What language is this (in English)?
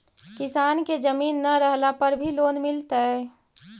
Magahi